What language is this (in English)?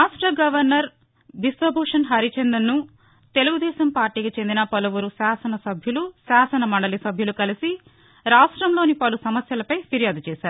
Telugu